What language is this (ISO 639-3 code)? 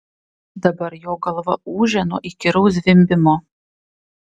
lit